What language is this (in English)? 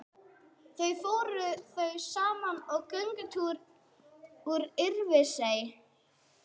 Icelandic